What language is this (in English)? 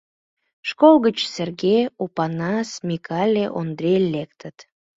Mari